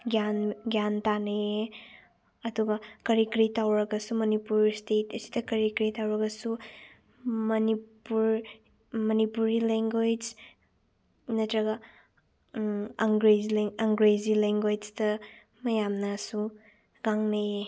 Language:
Manipuri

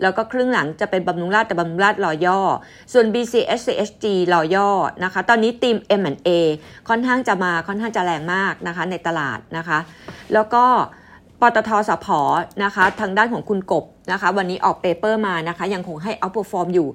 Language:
Thai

